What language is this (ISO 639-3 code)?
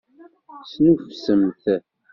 kab